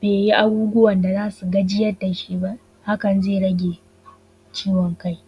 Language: Hausa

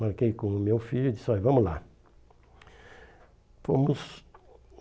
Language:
Portuguese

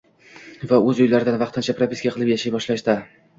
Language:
Uzbek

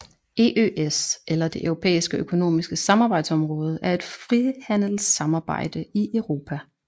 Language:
Danish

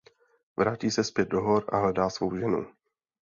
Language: Czech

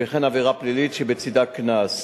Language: Hebrew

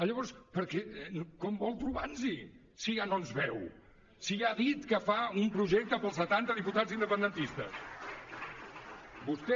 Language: Catalan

